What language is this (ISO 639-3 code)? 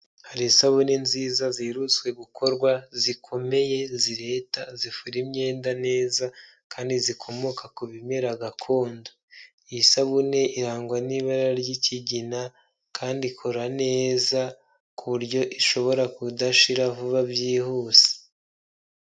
kin